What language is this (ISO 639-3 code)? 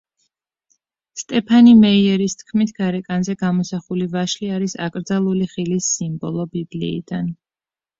kat